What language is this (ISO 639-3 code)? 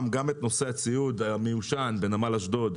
heb